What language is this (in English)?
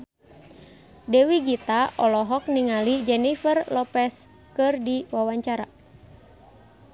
Sundanese